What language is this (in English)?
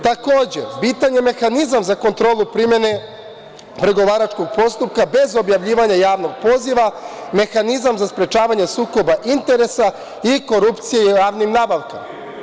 Serbian